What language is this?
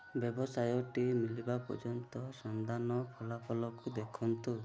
Odia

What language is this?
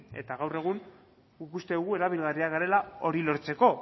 Basque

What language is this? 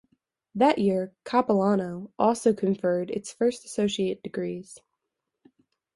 English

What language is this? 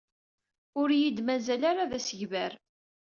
Kabyle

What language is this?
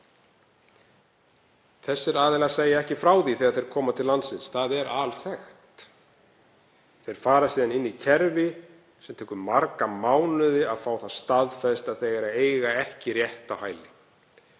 Icelandic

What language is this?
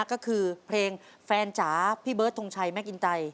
Thai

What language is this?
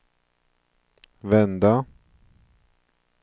Swedish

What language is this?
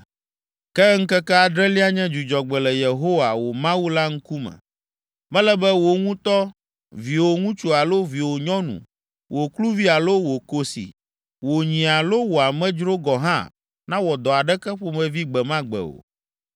Ewe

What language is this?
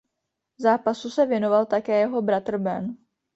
Czech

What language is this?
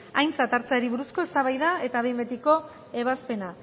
Basque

